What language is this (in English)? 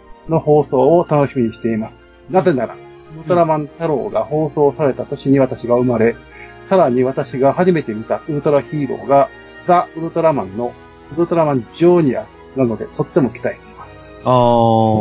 Japanese